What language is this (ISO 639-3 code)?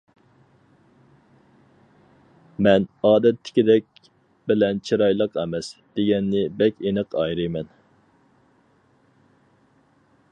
uig